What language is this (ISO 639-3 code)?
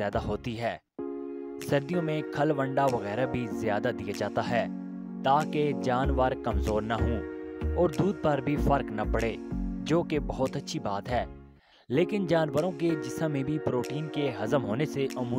hin